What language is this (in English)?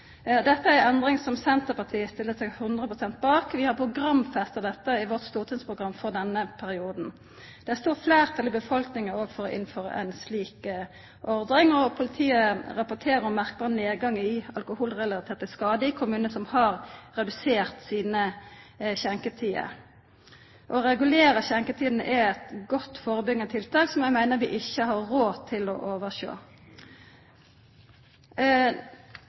Norwegian Nynorsk